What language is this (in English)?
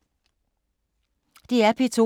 Danish